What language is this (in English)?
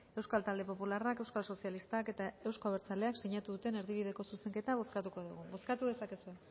Basque